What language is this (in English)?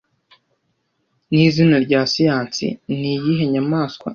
Kinyarwanda